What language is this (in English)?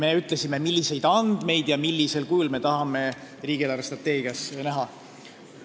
Estonian